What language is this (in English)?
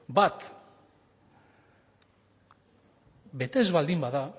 Basque